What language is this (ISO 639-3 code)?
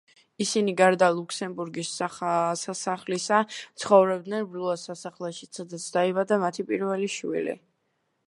kat